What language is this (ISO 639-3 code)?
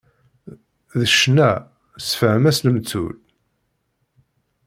kab